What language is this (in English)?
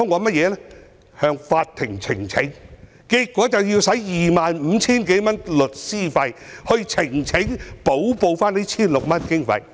Cantonese